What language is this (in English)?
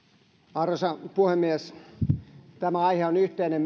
Finnish